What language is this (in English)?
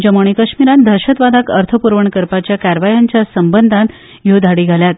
Konkani